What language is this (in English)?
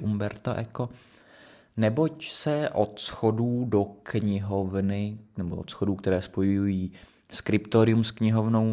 Czech